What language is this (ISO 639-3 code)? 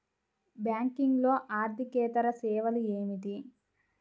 tel